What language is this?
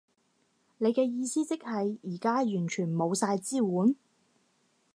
Cantonese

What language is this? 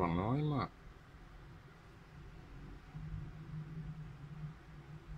Thai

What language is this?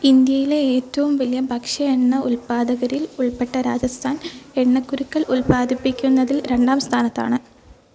Malayalam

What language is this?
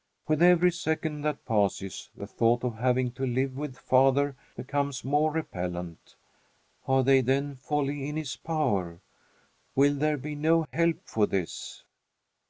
English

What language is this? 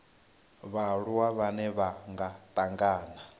Venda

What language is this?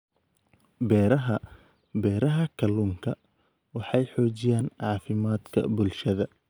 Somali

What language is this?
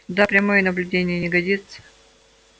Russian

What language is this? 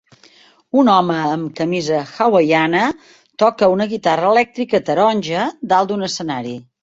Catalan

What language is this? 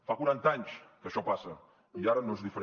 Catalan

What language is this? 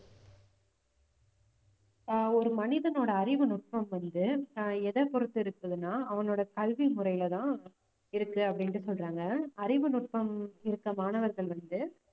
Tamil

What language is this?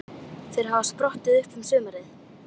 Icelandic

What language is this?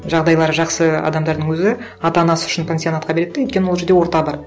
Kazakh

